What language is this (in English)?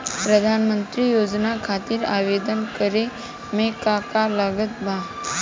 Bhojpuri